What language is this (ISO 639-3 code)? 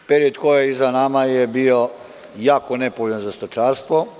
srp